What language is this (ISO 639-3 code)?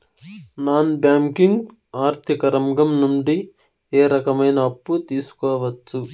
tel